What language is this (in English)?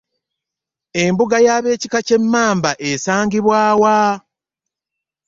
Ganda